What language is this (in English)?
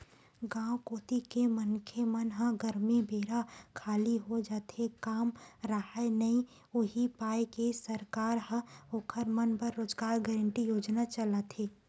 Chhattisgarhi